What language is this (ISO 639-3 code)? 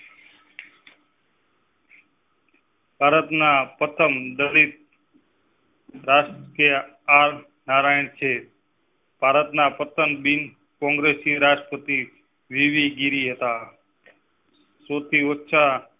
guj